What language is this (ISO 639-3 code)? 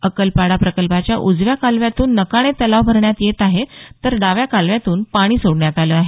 mar